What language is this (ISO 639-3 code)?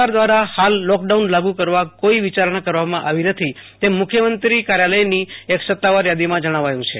guj